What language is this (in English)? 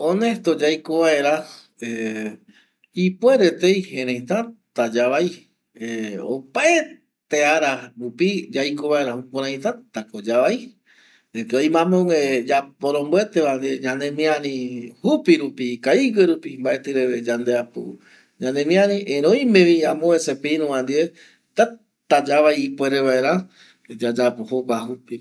Eastern Bolivian Guaraní